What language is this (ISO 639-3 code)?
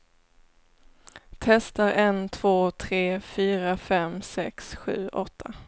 swe